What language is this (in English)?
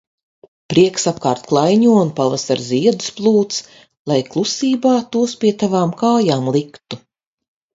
Latvian